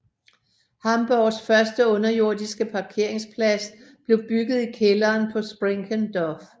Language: Danish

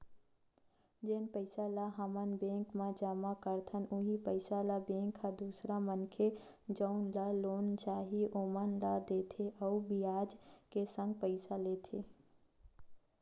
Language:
Chhattisgarhi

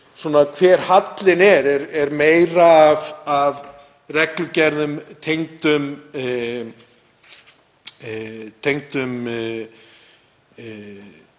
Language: Icelandic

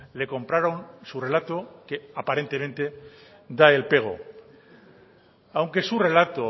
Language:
Spanish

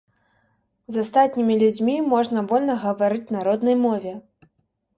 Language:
Belarusian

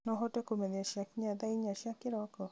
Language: Kikuyu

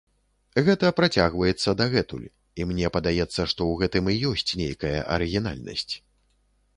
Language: Belarusian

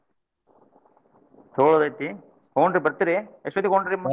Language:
Kannada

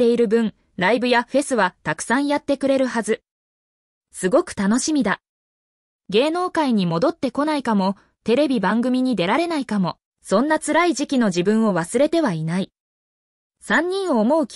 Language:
Japanese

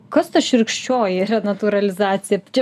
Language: Lithuanian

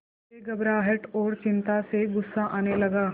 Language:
Hindi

